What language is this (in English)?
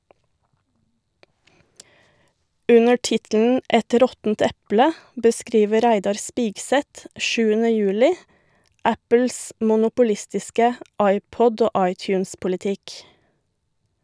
Norwegian